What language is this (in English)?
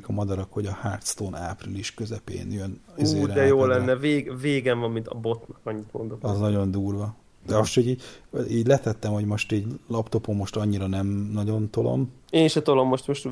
Hungarian